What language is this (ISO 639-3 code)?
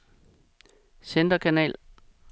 dan